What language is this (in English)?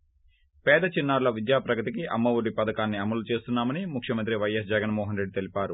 Telugu